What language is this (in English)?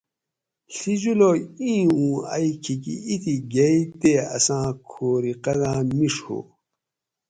Gawri